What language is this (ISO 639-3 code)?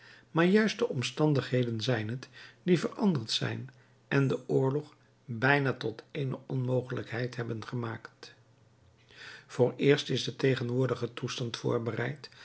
nld